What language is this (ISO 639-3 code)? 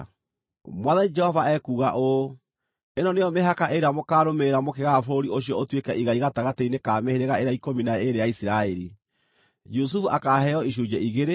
kik